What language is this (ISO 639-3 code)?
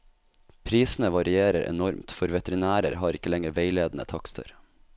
nor